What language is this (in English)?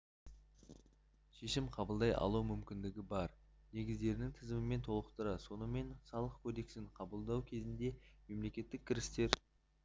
Kazakh